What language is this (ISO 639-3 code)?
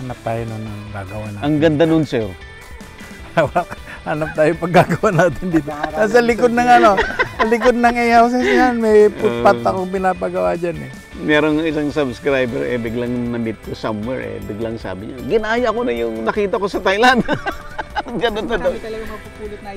fil